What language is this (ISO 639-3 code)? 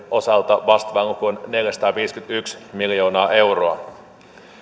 fin